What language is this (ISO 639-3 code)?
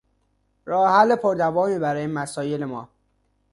fas